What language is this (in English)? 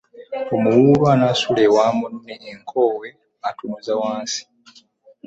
Ganda